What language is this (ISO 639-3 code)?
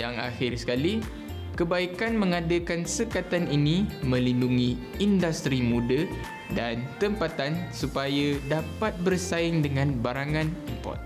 msa